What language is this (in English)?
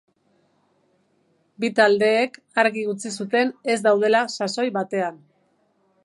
Basque